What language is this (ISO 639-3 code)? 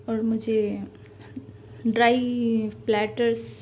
urd